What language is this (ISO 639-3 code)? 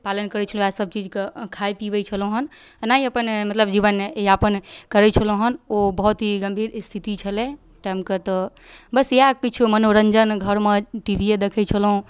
mai